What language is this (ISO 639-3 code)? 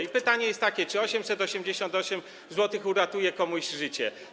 pol